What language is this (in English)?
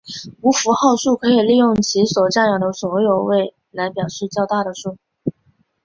Chinese